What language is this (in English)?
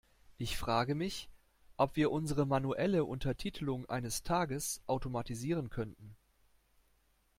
German